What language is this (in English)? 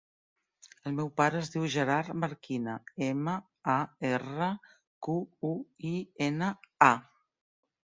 Catalan